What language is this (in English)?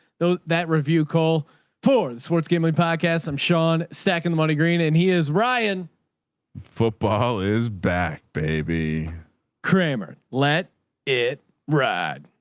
English